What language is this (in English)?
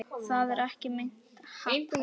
Icelandic